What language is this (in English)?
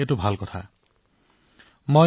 Assamese